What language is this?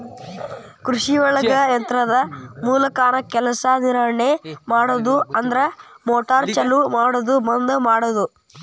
Kannada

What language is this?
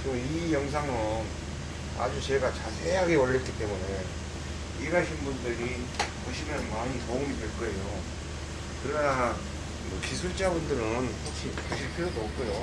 Korean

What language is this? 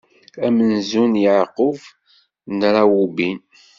Kabyle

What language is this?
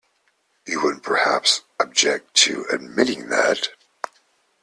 English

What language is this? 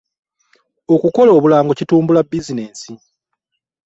Ganda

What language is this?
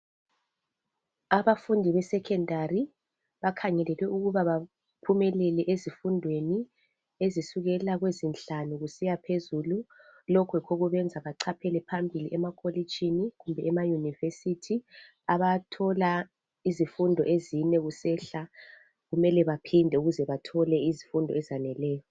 North Ndebele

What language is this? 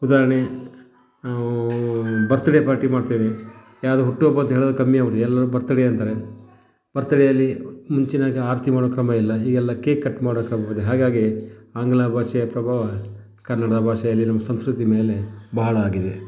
Kannada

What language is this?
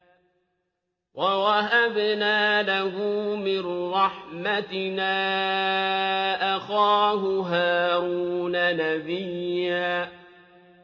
Arabic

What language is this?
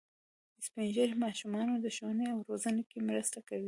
Pashto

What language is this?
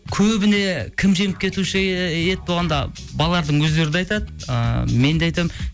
Kazakh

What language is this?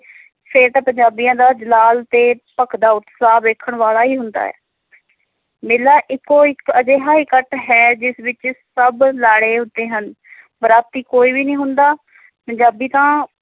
Punjabi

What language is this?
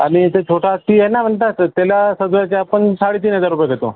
Marathi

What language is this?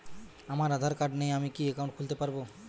Bangla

